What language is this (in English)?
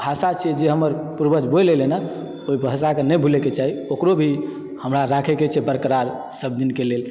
Maithili